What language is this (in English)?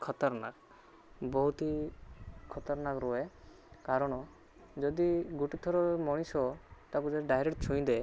Odia